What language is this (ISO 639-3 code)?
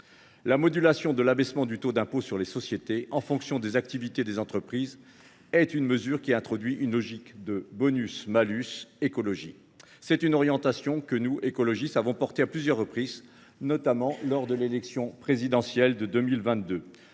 fra